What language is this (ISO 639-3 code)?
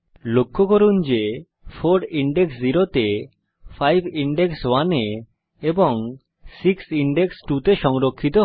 ben